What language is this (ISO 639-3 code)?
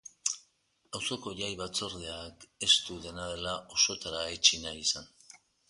eus